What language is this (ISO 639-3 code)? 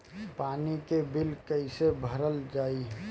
bho